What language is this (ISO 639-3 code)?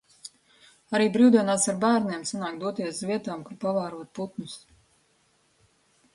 lav